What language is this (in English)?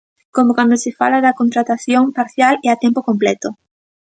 Galician